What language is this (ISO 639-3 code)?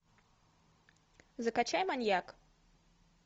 rus